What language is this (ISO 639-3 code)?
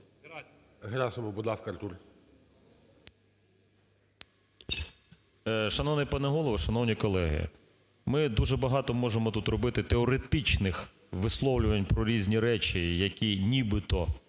ukr